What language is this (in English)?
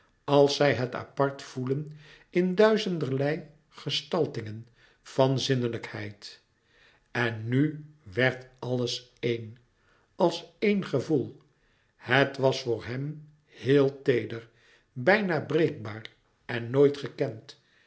Dutch